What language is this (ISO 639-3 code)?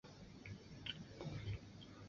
zho